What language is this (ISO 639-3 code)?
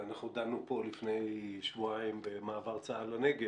heb